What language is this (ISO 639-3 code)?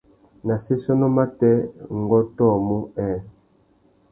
bag